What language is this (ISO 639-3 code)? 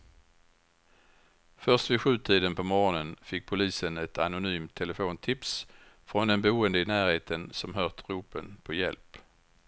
swe